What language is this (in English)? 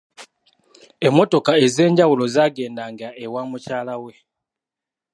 Ganda